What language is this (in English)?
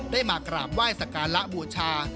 Thai